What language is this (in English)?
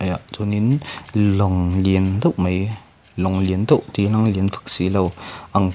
Mizo